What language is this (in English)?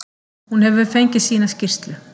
Icelandic